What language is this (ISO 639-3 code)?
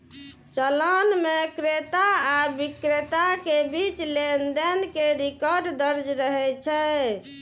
mai